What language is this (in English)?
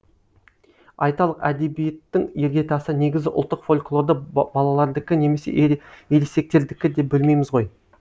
Kazakh